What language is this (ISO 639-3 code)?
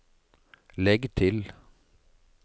nor